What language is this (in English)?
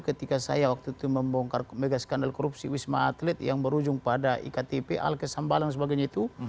Indonesian